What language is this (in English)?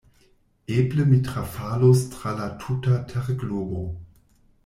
Esperanto